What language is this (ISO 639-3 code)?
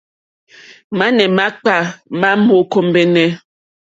bri